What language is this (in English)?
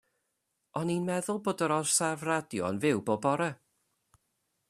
Welsh